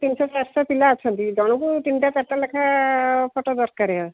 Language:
Odia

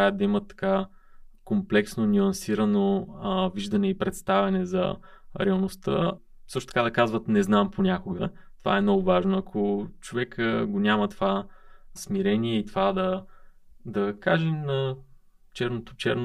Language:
Bulgarian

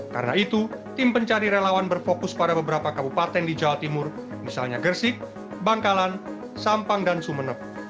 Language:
Indonesian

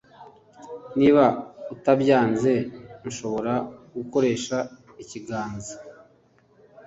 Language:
Kinyarwanda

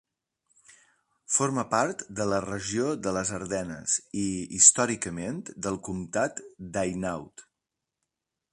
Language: Catalan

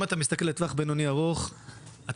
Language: Hebrew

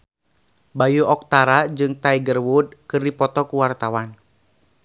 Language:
Sundanese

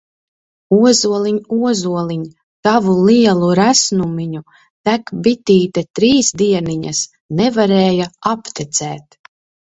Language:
Latvian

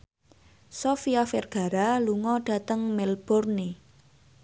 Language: Javanese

